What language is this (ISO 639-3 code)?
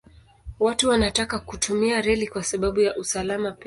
swa